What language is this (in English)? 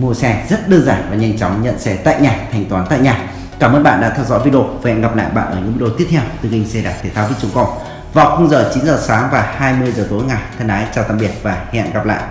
Vietnamese